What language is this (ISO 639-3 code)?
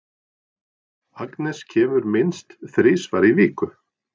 isl